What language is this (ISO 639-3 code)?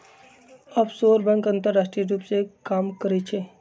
mag